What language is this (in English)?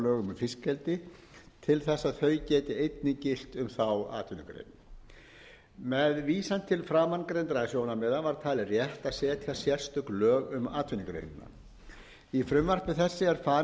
Icelandic